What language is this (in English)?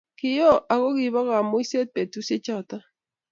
Kalenjin